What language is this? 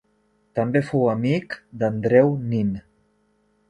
Catalan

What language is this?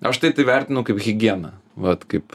Lithuanian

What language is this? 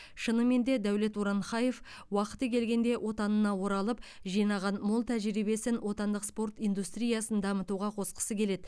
Kazakh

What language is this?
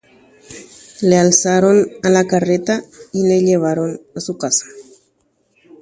Guarani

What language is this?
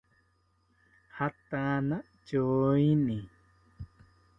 South Ucayali Ashéninka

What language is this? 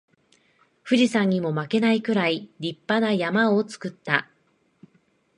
Japanese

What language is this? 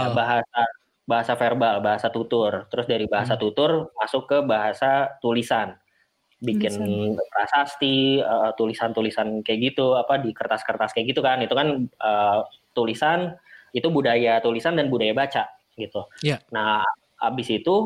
Indonesian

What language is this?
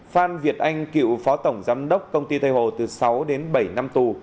Vietnamese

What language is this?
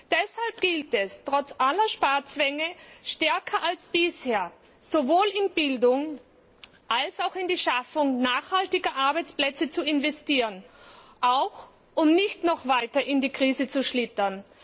German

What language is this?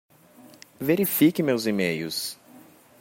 Portuguese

